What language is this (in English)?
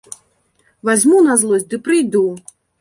Belarusian